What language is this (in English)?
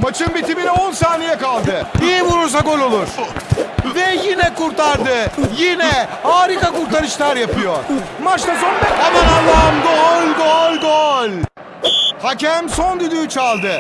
Turkish